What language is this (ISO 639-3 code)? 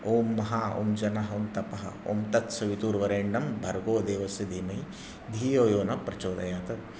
mar